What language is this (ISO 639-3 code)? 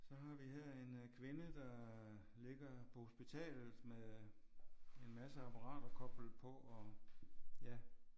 dan